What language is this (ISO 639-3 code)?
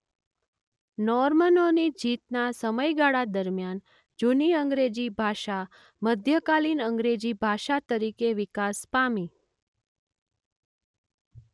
guj